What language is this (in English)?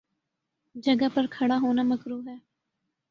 Urdu